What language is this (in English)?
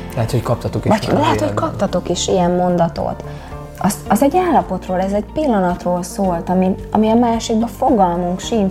Hungarian